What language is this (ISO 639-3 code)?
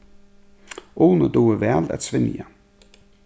fao